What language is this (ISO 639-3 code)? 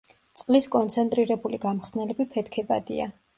kat